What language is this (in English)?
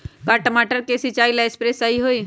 Magahi